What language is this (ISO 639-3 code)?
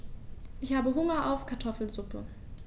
deu